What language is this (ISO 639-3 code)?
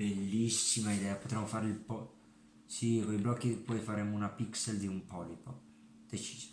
ita